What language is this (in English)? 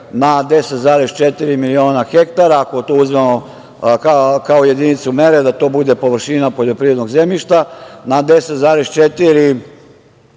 Serbian